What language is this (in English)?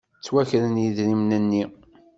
Kabyle